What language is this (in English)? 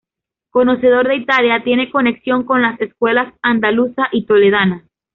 Spanish